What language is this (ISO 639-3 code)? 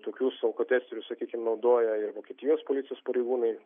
lit